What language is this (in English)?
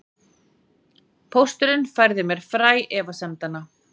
Icelandic